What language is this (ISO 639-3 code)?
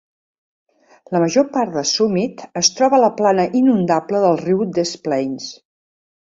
cat